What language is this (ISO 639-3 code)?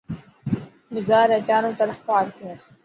mki